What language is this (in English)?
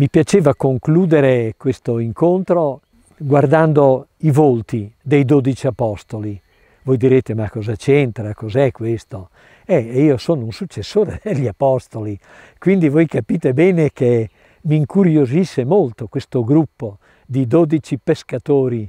Italian